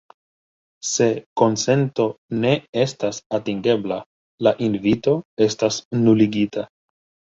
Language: Esperanto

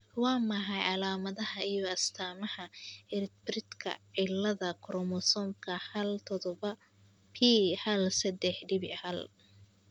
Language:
Somali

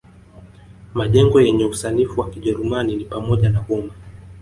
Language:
Swahili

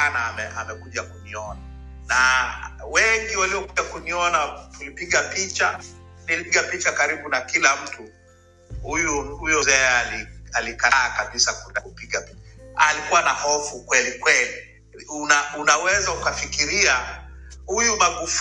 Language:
Swahili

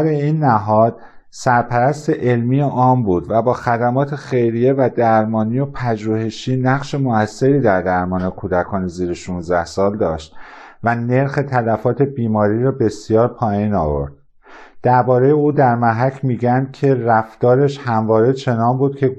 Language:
Persian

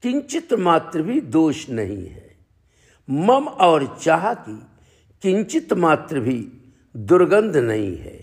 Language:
Hindi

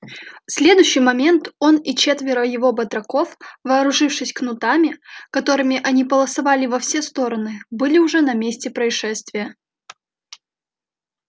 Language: Russian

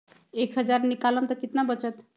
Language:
Magahi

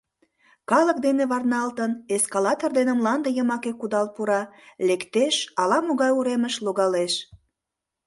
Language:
Mari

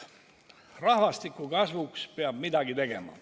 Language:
Estonian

